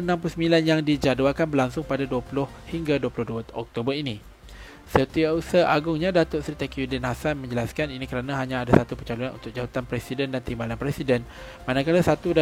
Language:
Malay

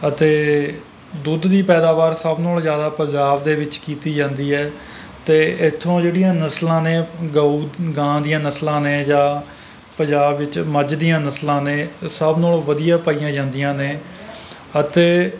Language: Punjabi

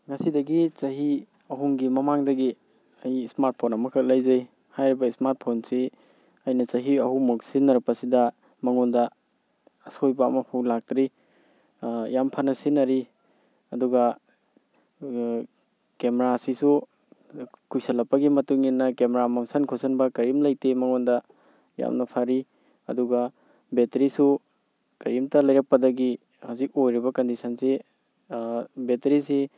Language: Manipuri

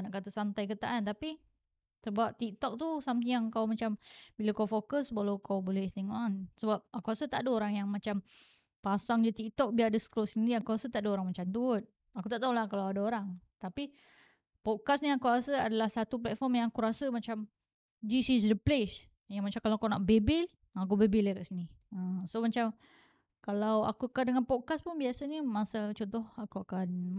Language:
Malay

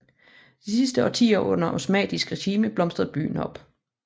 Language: Danish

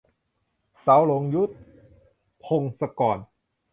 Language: Thai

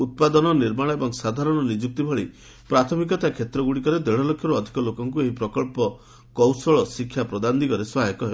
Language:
Odia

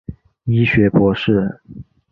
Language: Chinese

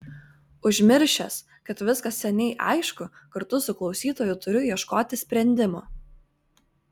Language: Lithuanian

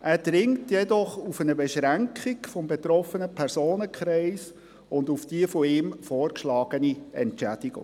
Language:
Swiss German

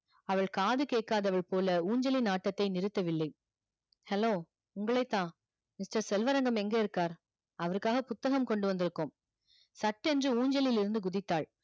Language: Tamil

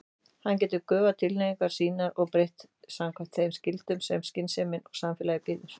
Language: Icelandic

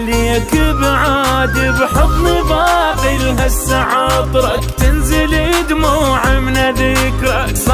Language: Arabic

